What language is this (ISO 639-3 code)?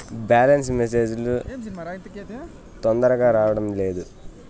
tel